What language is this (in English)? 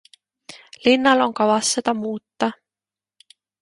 Estonian